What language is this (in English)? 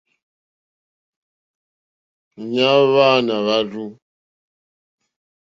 Mokpwe